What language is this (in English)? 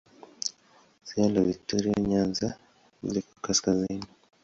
Swahili